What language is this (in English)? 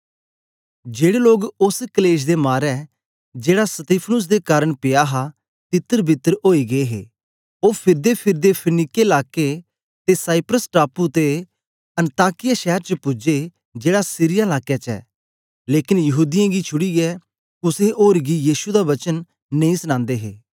Dogri